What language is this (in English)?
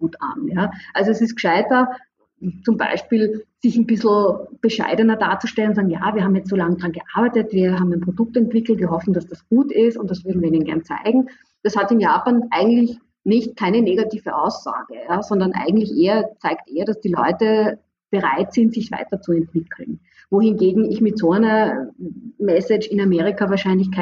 German